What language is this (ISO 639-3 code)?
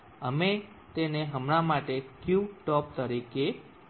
guj